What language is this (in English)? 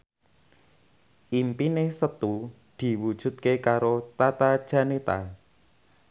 Javanese